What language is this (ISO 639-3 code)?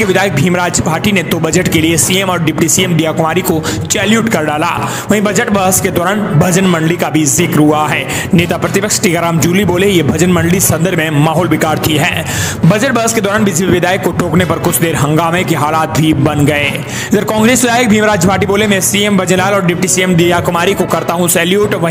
hin